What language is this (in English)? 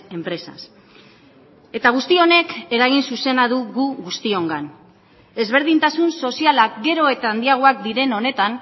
Basque